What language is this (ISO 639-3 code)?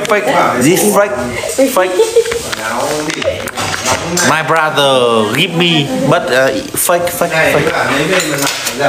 vie